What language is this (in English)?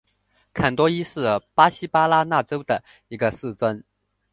Chinese